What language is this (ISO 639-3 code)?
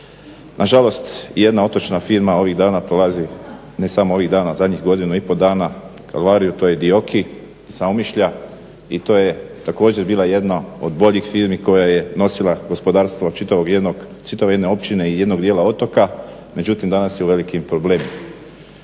hrv